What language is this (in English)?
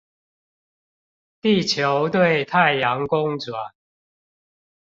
Chinese